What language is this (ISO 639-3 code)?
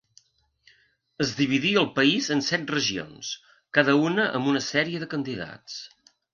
cat